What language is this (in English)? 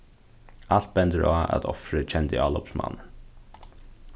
Faroese